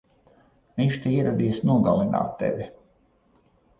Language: Latvian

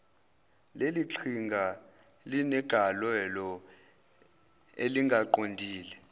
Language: Zulu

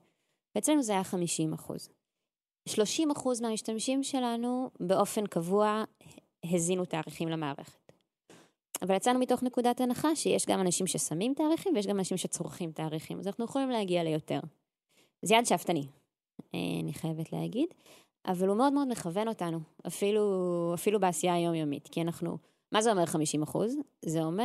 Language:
Hebrew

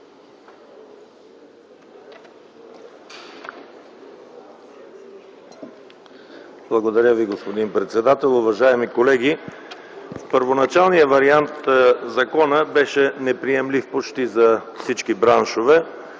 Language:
Bulgarian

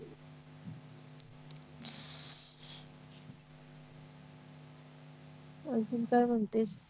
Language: Marathi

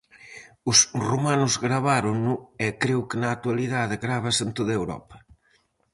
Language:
Galician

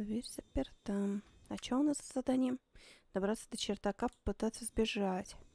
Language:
Russian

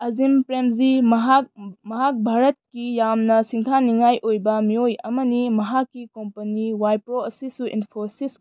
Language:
Manipuri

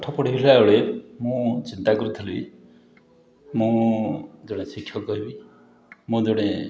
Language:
Odia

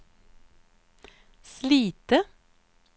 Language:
Swedish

